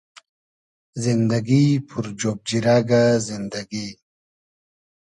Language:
Hazaragi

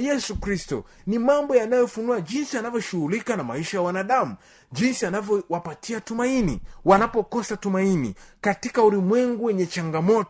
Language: Swahili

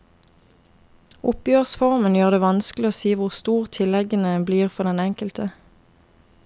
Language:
Norwegian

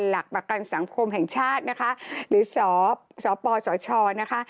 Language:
Thai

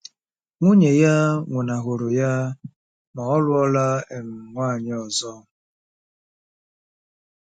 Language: Igbo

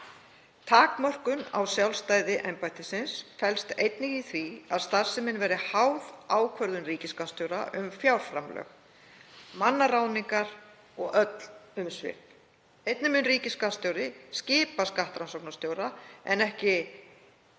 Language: Icelandic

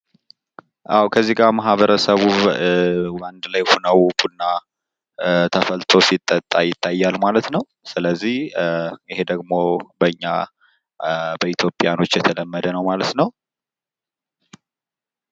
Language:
Amharic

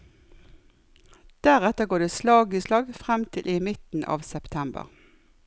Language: Norwegian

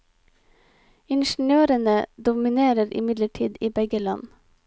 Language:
Norwegian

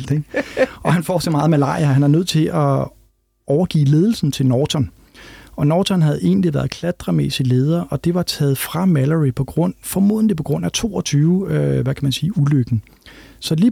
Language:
Danish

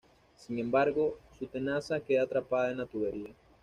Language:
Spanish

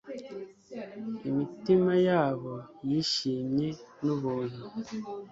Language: Kinyarwanda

